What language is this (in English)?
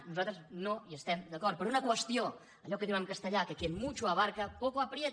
Catalan